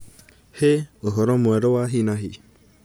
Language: Kikuyu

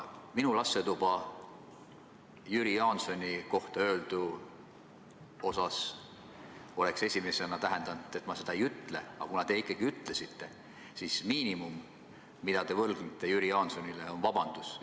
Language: Estonian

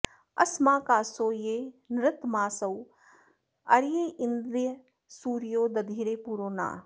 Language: Sanskrit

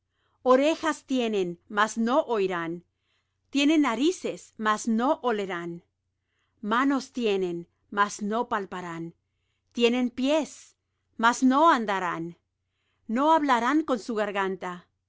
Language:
Spanish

